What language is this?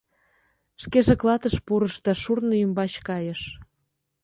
Mari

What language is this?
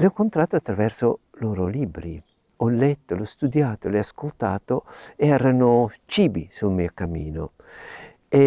Italian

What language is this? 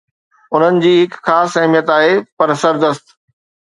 Sindhi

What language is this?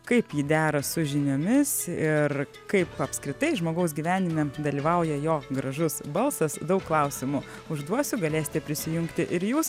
Lithuanian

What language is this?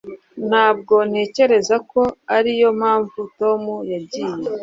Kinyarwanda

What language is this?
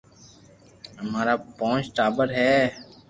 Loarki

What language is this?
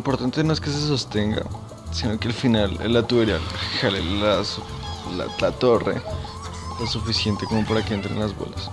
Spanish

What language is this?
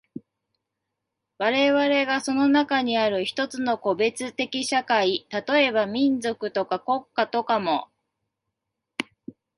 Japanese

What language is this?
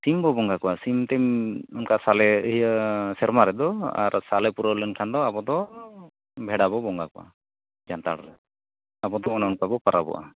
Santali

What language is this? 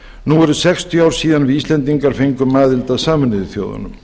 Icelandic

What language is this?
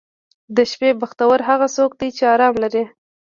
Pashto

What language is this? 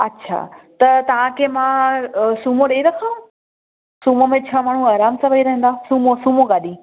Sindhi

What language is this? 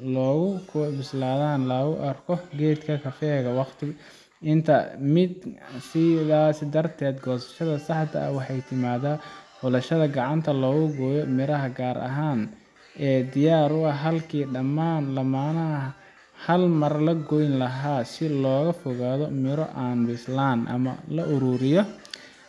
Somali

